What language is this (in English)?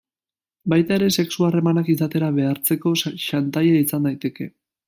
Basque